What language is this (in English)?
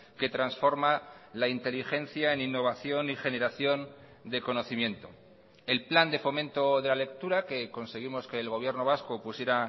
Spanish